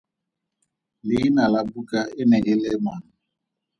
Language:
Tswana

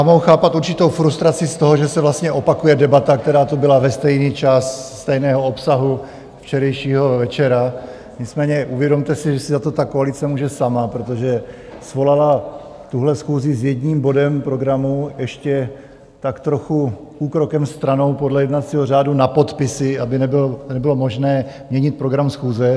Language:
Czech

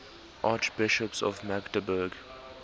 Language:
English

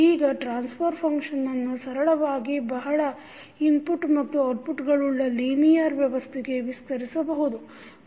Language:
Kannada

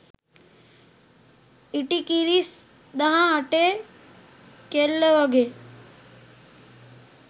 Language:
Sinhala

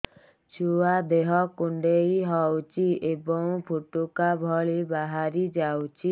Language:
Odia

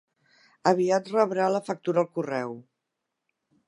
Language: Catalan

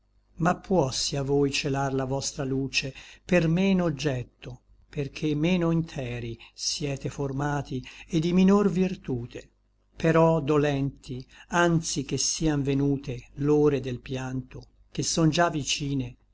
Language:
Italian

